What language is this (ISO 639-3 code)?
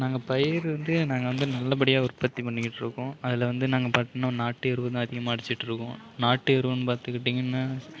tam